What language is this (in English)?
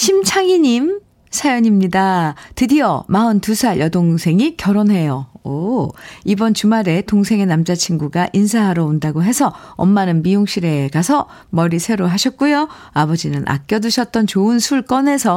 Korean